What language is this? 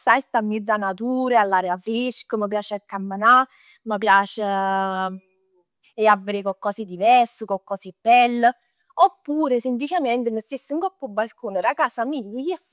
Neapolitan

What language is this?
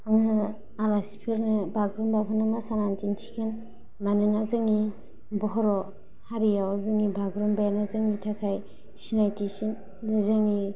Bodo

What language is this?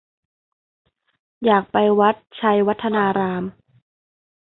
Thai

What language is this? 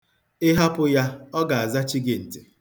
Igbo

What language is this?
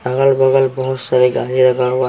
Hindi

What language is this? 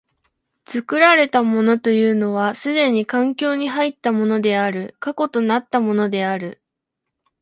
Japanese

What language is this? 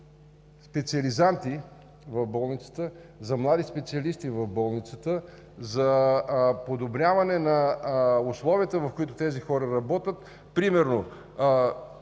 Bulgarian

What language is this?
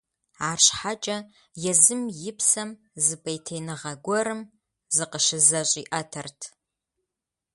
Kabardian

